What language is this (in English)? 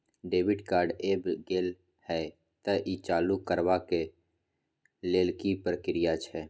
Maithili